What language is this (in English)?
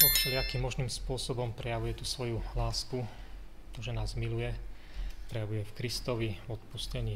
Slovak